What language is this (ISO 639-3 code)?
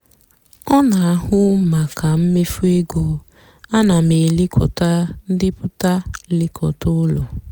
ibo